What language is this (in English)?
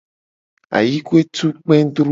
Gen